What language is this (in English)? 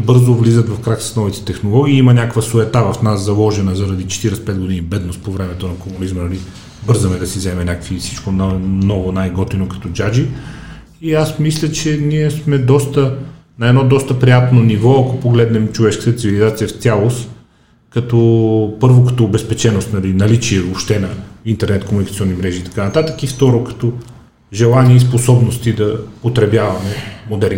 Bulgarian